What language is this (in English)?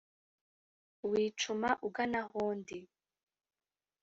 Kinyarwanda